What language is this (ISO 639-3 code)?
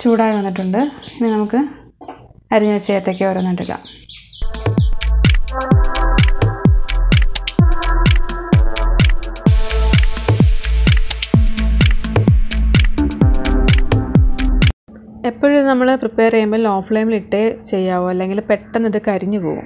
tha